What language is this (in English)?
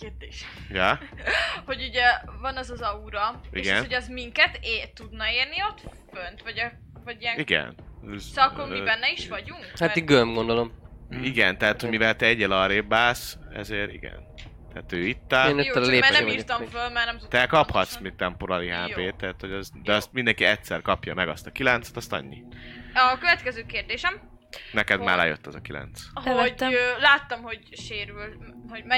Hungarian